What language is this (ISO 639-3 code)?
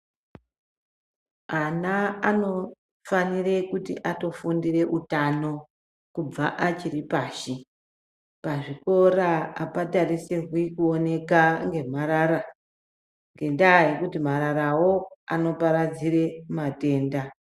ndc